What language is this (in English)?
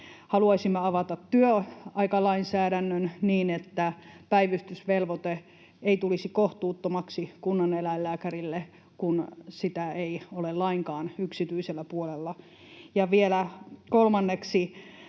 Finnish